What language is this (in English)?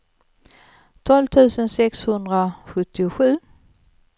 Swedish